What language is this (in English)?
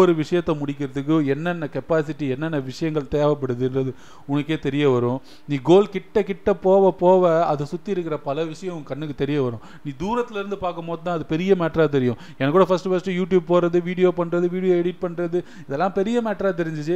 Tamil